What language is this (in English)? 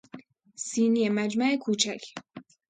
Persian